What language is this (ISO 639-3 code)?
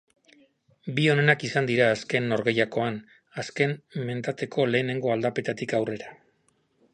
eus